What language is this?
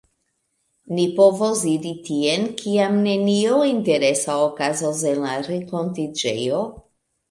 Esperanto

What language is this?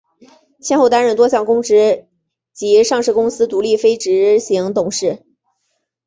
Chinese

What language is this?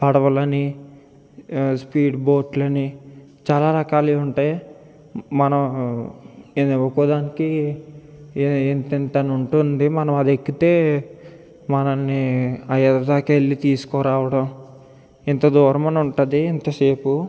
Telugu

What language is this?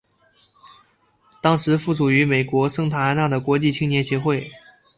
Chinese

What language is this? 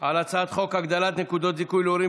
Hebrew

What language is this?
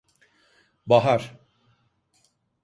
Turkish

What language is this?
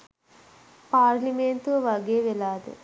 Sinhala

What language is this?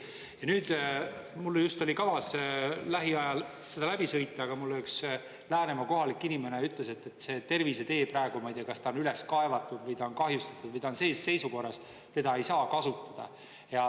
Estonian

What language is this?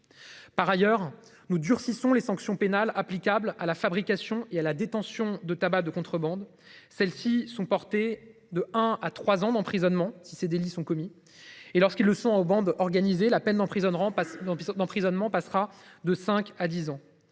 French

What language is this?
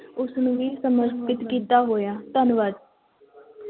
Punjabi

